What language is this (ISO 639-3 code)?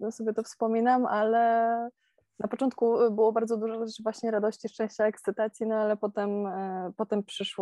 pol